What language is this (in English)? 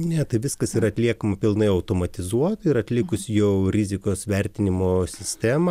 Lithuanian